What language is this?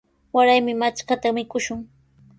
Sihuas Ancash Quechua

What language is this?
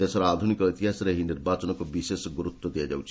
Odia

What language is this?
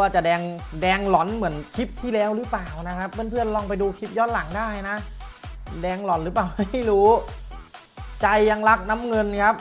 Thai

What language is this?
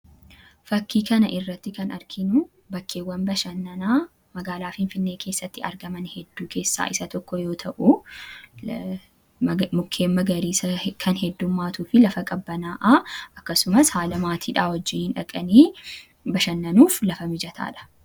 Oromo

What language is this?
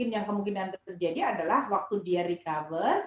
Indonesian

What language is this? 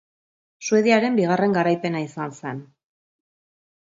Basque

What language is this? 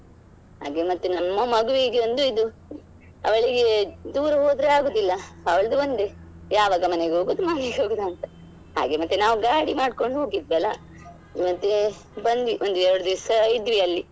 Kannada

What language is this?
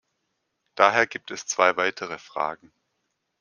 German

